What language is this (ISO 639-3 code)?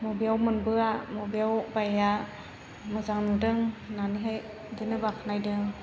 brx